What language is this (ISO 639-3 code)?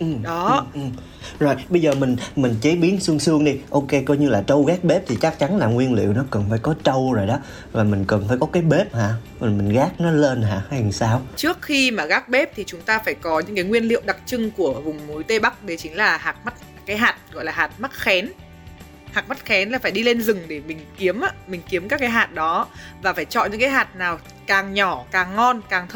vie